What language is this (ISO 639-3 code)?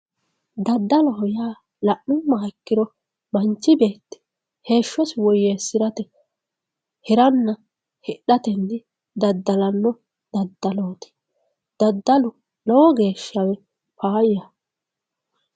sid